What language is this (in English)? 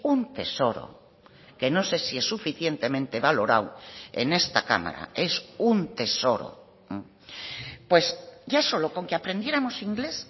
Spanish